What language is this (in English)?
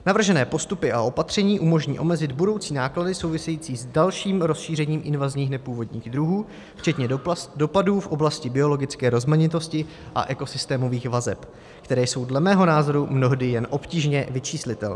Czech